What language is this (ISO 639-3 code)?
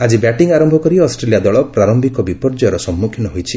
ori